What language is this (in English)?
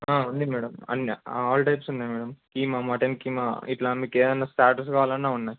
Telugu